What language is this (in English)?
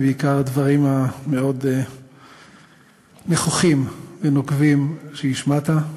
Hebrew